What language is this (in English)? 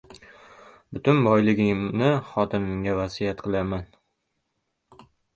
Uzbek